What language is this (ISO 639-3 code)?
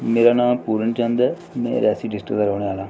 doi